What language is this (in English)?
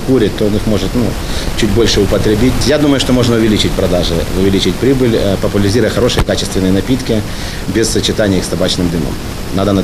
Ukrainian